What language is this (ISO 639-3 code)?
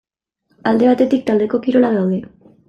eus